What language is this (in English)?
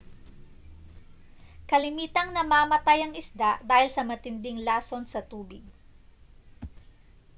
Filipino